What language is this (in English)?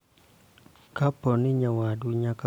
Luo (Kenya and Tanzania)